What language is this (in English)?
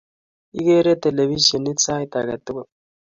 Kalenjin